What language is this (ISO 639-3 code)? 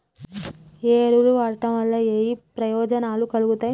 tel